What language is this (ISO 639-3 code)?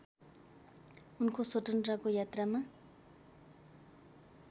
nep